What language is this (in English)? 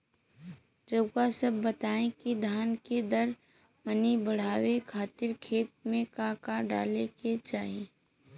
Bhojpuri